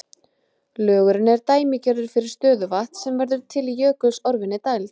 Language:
Icelandic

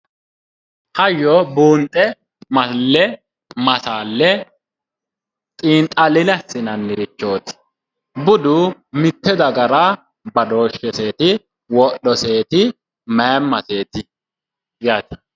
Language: Sidamo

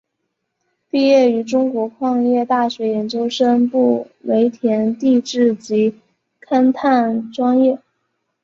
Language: Chinese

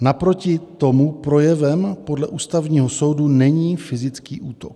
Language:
Czech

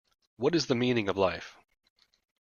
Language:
English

